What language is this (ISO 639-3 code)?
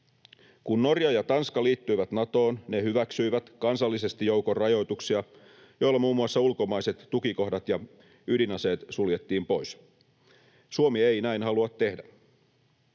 fin